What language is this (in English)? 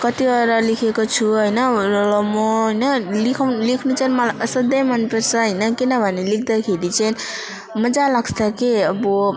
Nepali